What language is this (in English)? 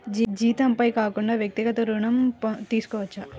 Telugu